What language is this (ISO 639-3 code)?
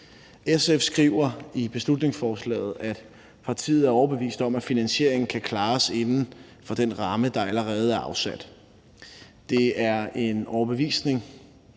dan